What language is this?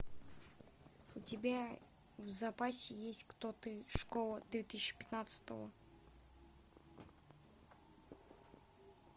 Russian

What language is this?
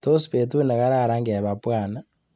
Kalenjin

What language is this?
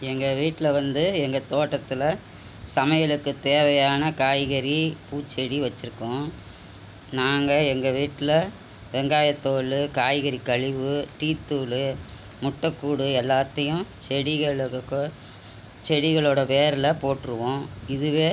Tamil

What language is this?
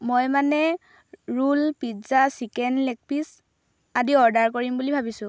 Assamese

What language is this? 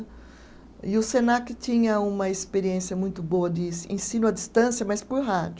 Portuguese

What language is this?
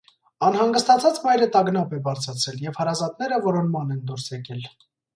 Armenian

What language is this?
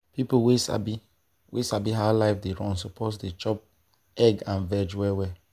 Nigerian Pidgin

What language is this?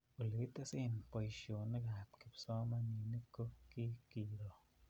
Kalenjin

